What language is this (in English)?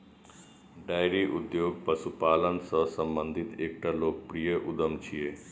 Maithili